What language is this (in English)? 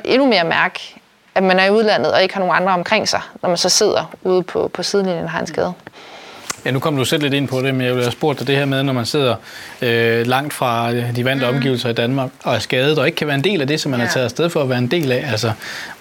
Danish